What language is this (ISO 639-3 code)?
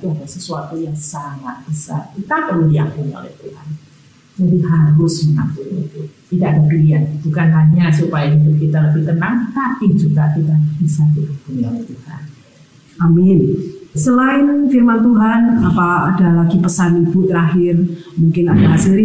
ind